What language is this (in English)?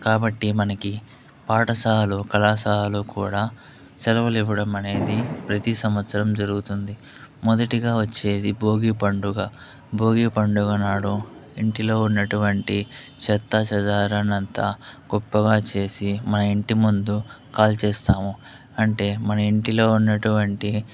Telugu